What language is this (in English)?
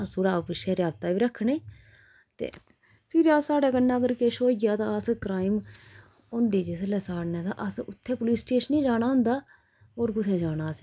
Dogri